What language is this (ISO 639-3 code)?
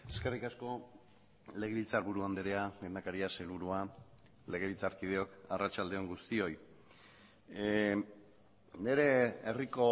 eus